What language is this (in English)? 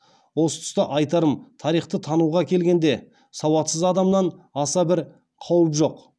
Kazakh